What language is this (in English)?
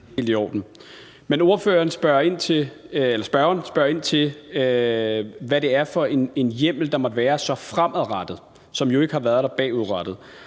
Danish